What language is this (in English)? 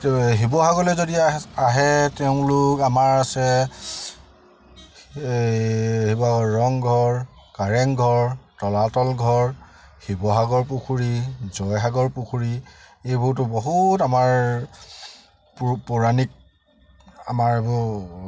Assamese